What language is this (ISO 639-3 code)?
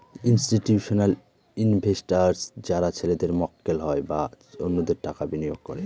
ben